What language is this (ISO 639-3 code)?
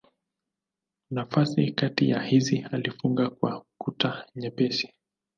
swa